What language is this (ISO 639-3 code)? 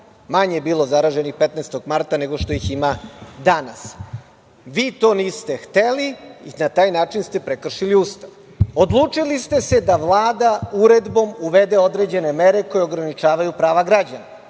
srp